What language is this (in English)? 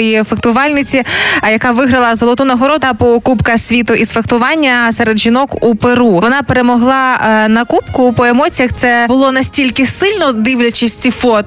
Ukrainian